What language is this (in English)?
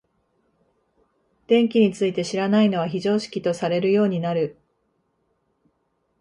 Japanese